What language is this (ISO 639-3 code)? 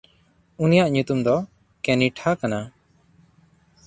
sat